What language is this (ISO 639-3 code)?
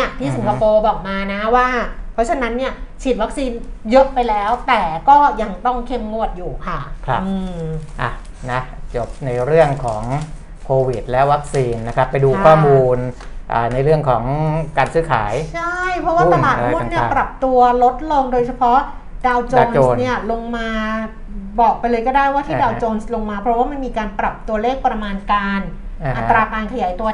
tha